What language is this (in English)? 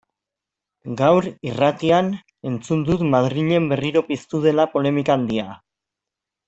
Basque